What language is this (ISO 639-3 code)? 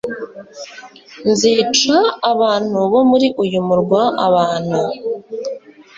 kin